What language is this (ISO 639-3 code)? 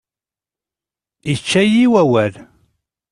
kab